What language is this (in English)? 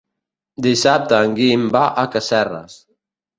Catalan